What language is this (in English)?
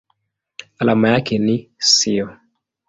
Swahili